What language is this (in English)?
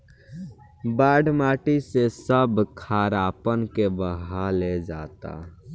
Bhojpuri